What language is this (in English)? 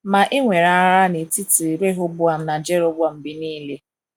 Igbo